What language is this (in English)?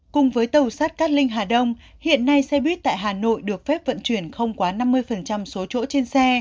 Vietnamese